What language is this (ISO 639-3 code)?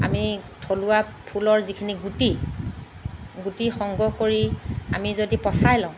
asm